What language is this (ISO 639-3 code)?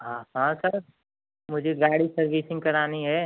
hin